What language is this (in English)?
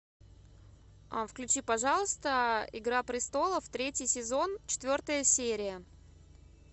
Russian